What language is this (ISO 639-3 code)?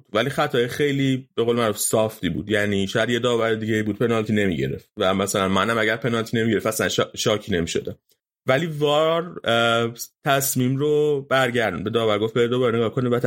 fas